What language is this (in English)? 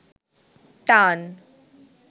Bangla